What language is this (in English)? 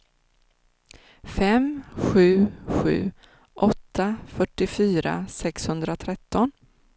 Swedish